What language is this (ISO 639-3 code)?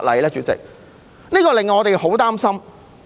yue